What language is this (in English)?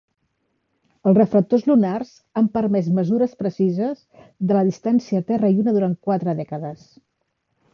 Catalan